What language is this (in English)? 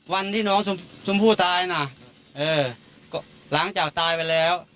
Thai